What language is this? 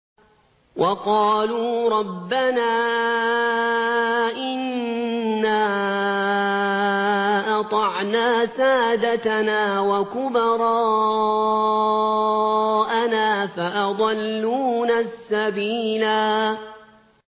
Arabic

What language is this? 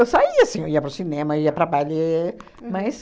Portuguese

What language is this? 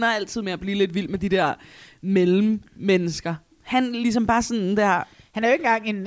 Danish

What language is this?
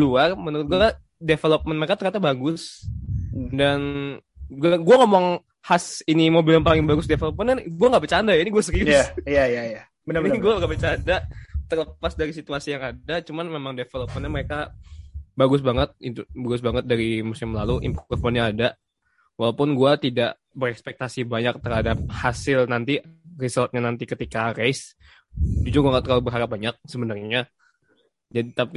Indonesian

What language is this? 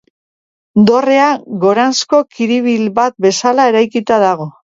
Basque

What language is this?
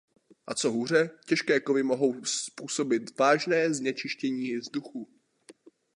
Czech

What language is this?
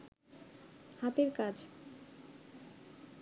Bangla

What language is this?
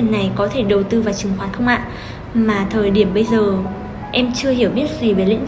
Vietnamese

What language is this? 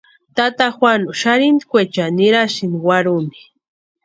Western Highland Purepecha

